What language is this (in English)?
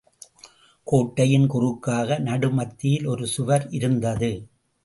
Tamil